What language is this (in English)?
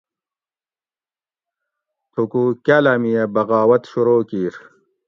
Gawri